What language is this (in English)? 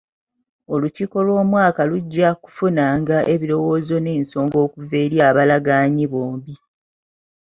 Ganda